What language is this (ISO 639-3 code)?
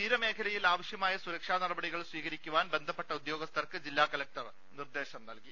mal